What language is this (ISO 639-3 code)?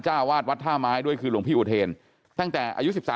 tha